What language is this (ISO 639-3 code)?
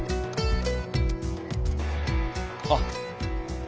jpn